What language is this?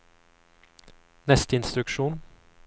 Norwegian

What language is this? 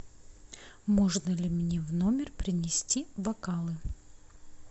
Russian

